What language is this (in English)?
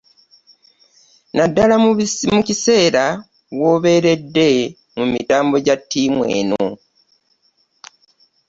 Ganda